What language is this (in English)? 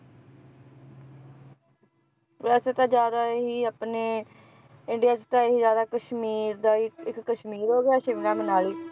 Punjabi